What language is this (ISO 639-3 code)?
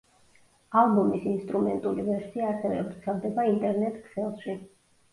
kat